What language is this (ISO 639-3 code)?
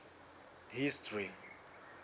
sot